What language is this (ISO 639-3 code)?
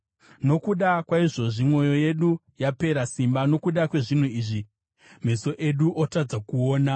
sna